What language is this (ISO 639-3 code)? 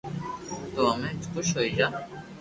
lrk